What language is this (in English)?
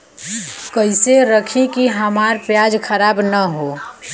Bhojpuri